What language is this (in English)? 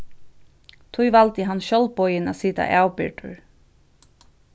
Faroese